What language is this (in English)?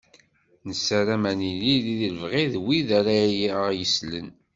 Kabyle